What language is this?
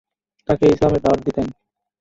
Bangla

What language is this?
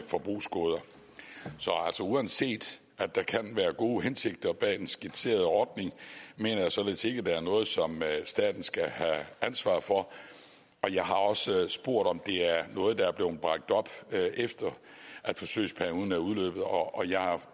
Danish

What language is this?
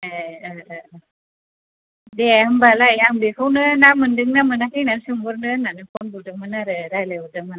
Bodo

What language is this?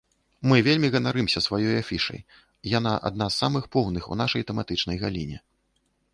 Belarusian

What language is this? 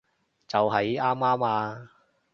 Cantonese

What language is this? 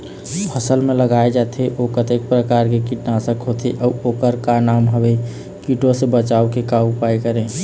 Chhattisgarhi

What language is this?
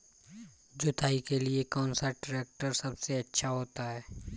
Hindi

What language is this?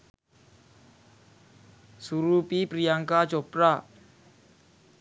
Sinhala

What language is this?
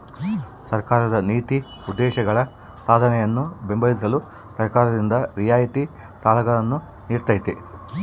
Kannada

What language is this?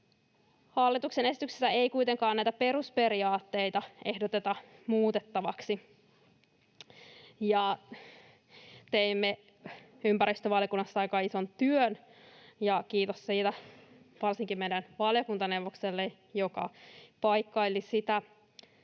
Finnish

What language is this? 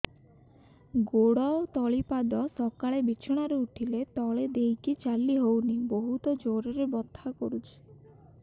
Odia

